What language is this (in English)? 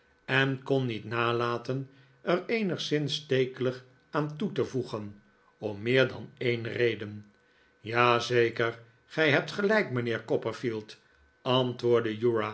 Dutch